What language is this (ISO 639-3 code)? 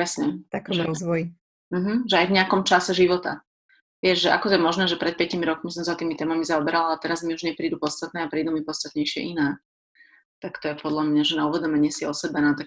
slk